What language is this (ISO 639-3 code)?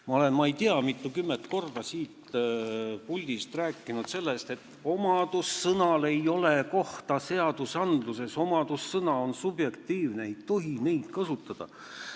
est